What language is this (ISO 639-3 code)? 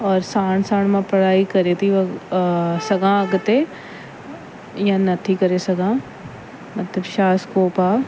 snd